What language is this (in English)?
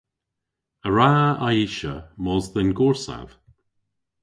Cornish